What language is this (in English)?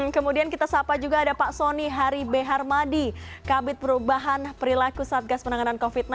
Indonesian